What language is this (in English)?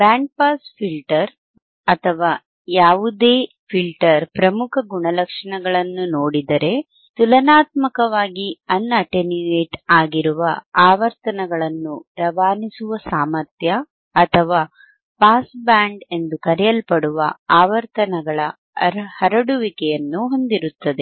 Kannada